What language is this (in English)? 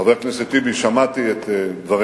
Hebrew